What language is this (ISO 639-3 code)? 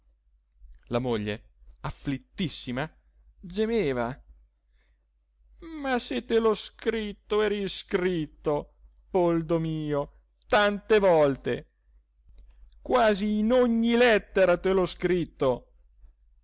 ita